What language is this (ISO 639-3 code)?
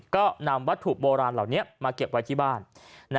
tha